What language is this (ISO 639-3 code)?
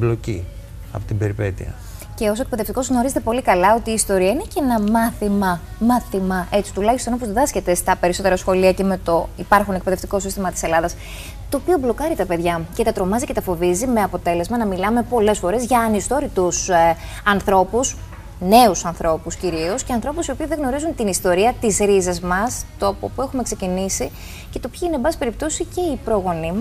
ell